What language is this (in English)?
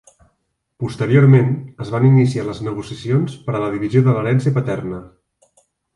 Catalan